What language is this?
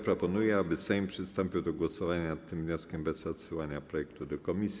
Polish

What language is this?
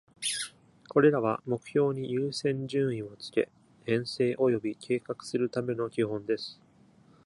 Japanese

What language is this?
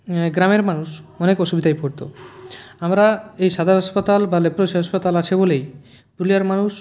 Bangla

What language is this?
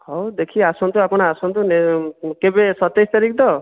Odia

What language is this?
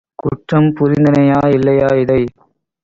Tamil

